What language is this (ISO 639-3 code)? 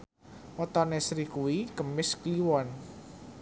jav